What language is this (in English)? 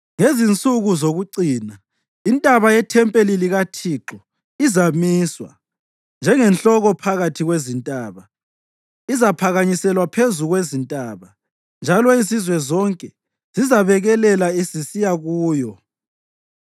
North Ndebele